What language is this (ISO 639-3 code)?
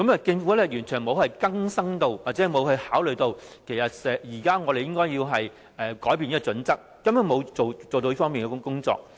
yue